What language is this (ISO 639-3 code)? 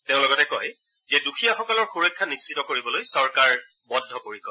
asm